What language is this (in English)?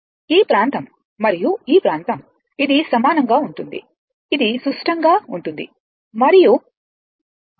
Telugu